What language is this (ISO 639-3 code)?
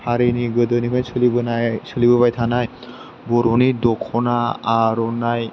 brx